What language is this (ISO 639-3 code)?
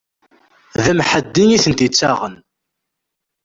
kab